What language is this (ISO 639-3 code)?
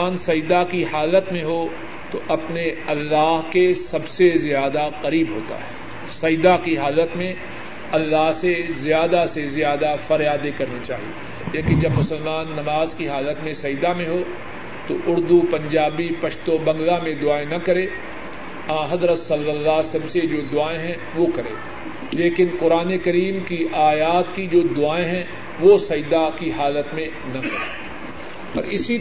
urd